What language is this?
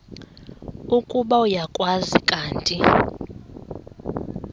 Xhosa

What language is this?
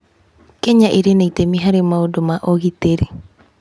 Kikuyu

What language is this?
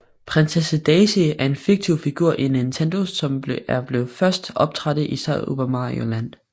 Danish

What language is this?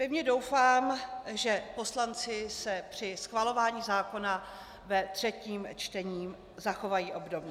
Czech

